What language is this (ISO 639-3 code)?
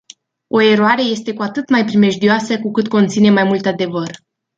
ron